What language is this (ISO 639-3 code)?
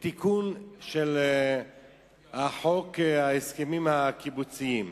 heb